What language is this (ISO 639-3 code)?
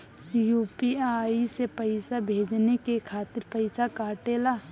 bho